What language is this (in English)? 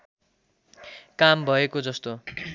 Nepali